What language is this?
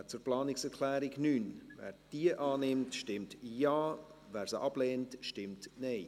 Swiss German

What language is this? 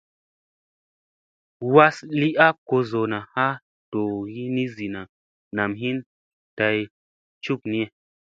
Musey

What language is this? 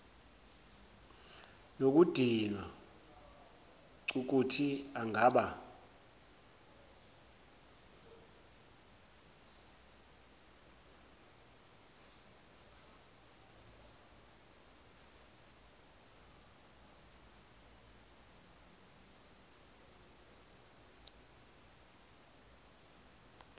Zulu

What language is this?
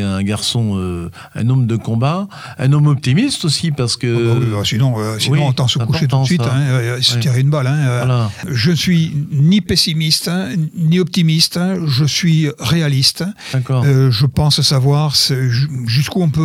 French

